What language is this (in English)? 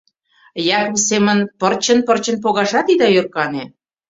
Mari